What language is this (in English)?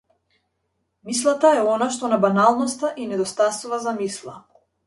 Macedonian